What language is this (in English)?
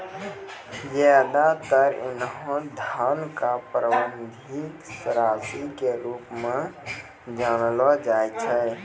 Maithili